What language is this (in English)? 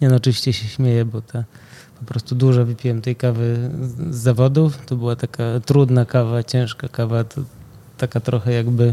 Polish